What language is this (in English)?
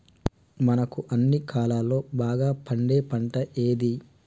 Telugu